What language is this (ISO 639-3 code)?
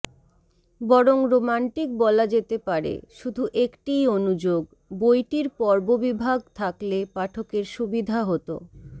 ben